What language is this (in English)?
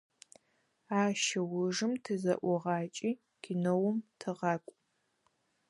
Adyghe